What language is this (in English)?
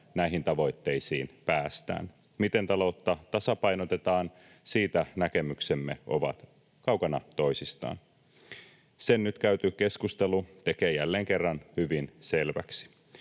Finnish